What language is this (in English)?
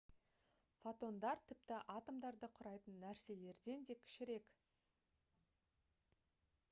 Kazakh